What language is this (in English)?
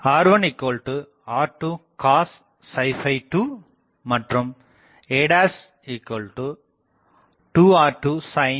Tamil